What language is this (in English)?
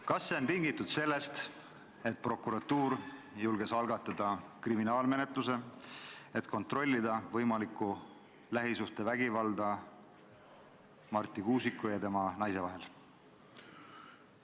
Estonian